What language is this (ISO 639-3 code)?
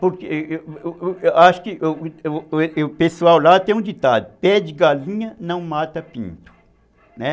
por